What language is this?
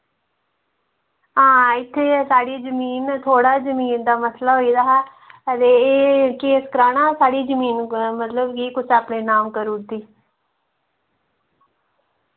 Dogri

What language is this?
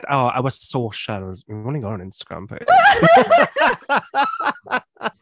English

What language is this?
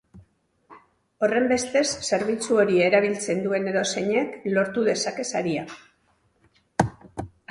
Basque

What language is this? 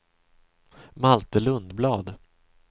Swedish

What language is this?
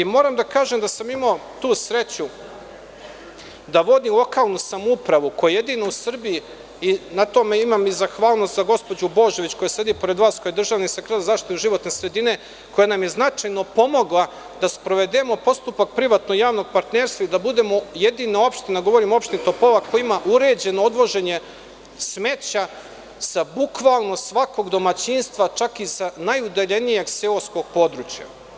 Serbian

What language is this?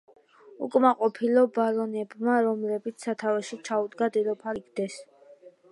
Georgian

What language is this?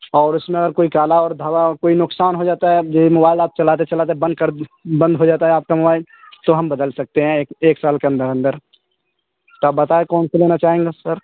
Urdu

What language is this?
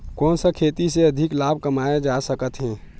Chhattisgarhi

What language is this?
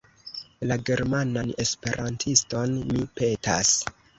Esperanto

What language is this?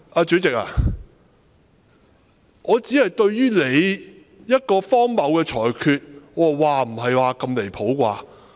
Cantonese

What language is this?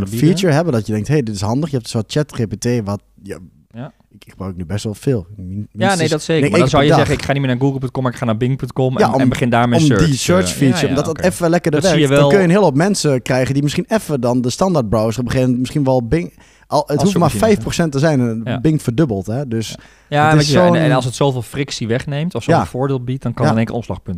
Dutch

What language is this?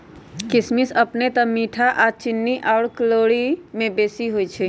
Magahi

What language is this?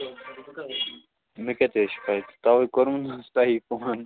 Kashmiri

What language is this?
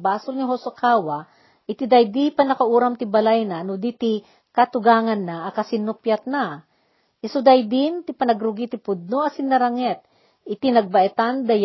Filipino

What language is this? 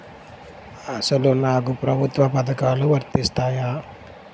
Telugu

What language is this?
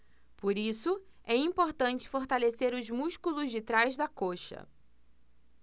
Portuguese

